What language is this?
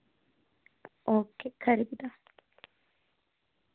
Dogri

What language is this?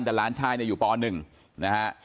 Thai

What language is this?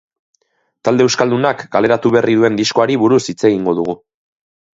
Basque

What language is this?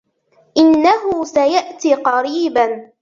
Arabic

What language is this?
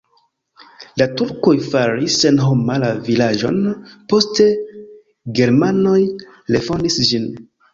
Esperanto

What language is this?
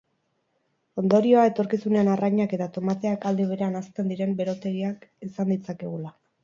Basque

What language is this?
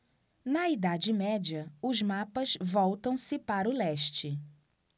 Portuguese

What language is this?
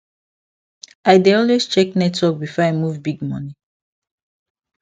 Nigerian Pidgin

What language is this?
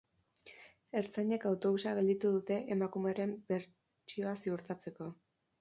Basque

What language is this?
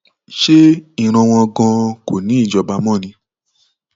Yoruba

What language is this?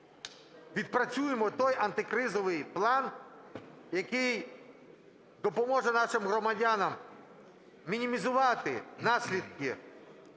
Ukrainian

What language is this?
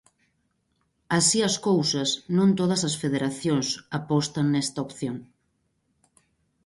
Galician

